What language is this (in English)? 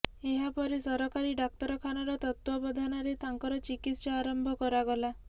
Odia